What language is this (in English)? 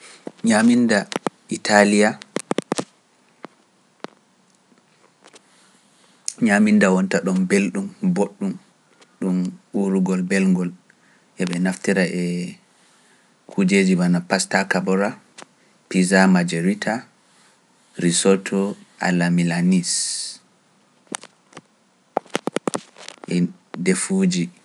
Pular